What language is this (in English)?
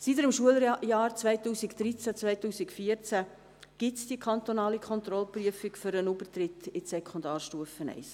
Swiss German